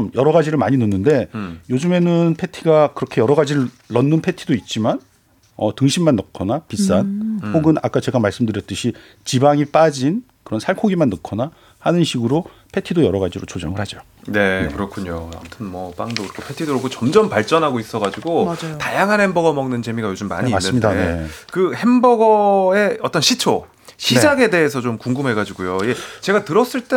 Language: Korean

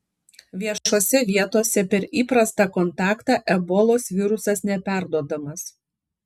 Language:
Lithuanian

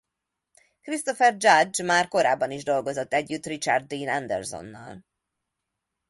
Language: Hungarian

